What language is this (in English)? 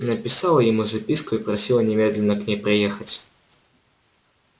Russian